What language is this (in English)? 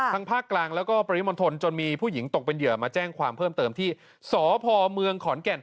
Thai